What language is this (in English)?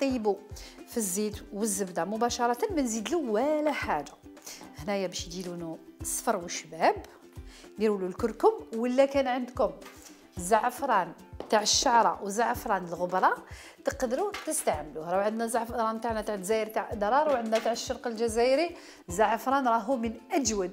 Arabic